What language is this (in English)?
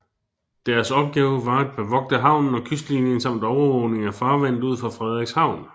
Danish